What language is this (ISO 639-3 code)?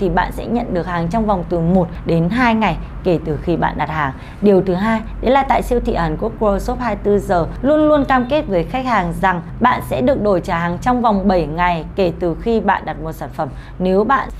vie